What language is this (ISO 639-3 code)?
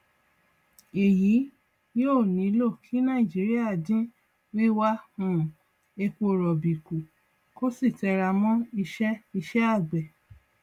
yor